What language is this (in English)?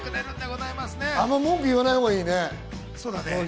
Japanese